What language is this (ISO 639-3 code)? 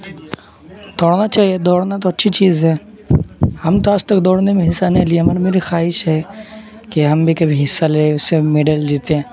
urd